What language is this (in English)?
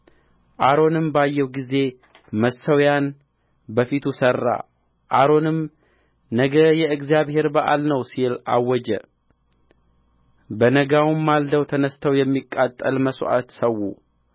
Amharic